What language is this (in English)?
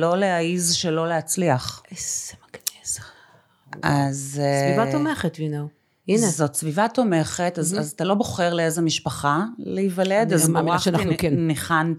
Hebrew